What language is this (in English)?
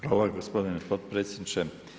Croatian